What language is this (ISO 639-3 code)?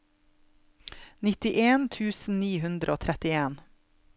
nor